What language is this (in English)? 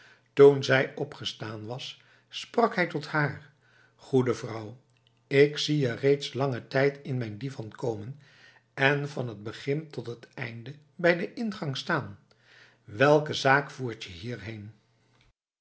Dutch